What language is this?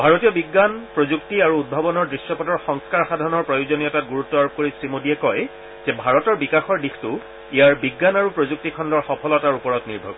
Assamese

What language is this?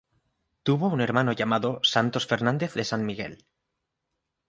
Spanish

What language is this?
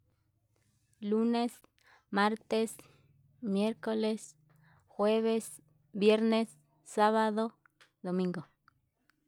Yutanduchi Mixtec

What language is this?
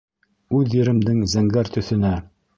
Bashkir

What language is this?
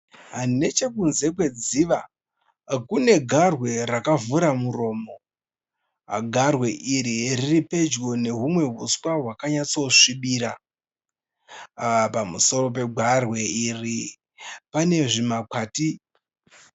Shona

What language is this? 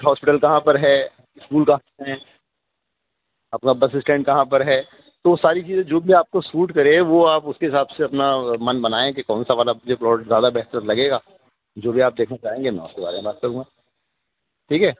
Urdu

